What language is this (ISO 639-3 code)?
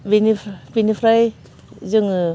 brx